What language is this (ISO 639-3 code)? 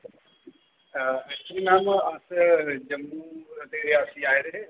doi